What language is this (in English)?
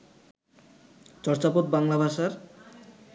Bangla